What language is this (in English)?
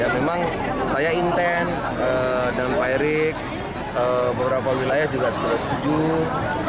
Indonesian